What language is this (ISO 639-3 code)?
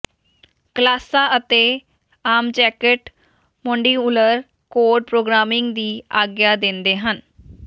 pan